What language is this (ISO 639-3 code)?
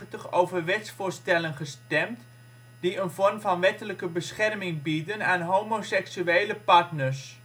nld